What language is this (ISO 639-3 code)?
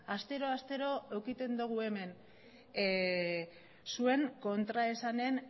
eus